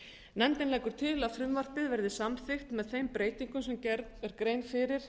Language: Icelandic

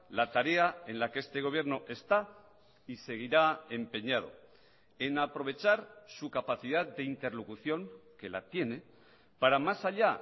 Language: Spanish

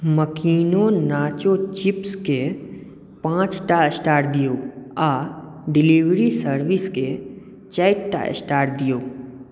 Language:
Maithili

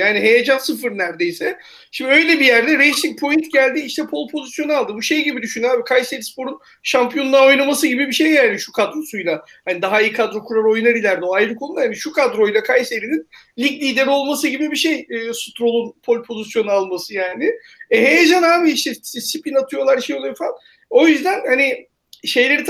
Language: Turkish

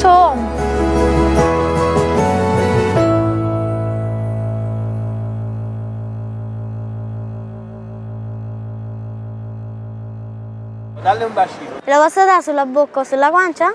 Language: Italian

